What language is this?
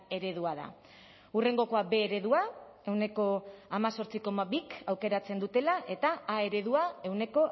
Basque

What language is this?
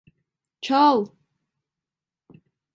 Turkish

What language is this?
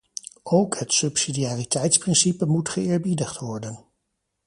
Dutch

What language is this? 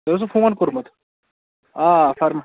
Kashmiri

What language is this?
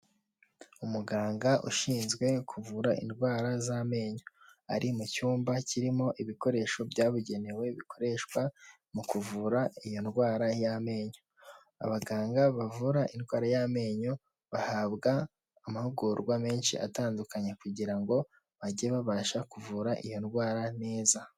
Kinyarwanda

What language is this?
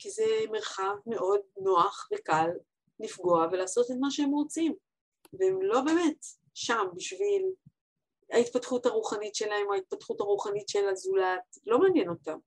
Hebrew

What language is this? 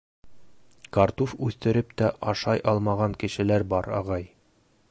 Bashkir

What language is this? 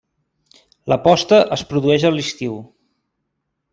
Catalan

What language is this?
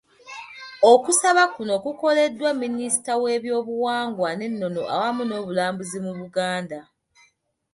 Ganda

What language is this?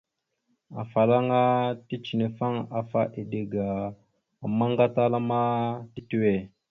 Mada (Cameroon)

